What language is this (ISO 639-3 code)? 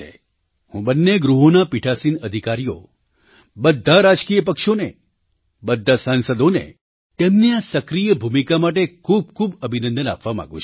guj